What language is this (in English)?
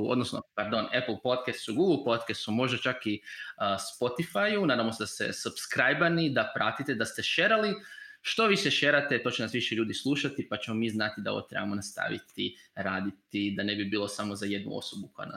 Croatian